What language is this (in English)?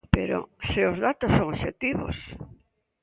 Galician